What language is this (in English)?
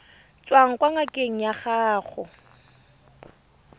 Tswana